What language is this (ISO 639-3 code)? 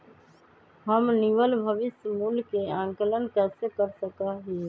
mag